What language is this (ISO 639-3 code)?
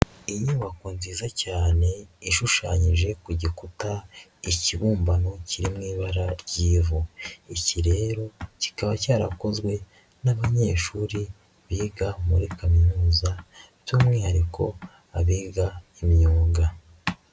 kin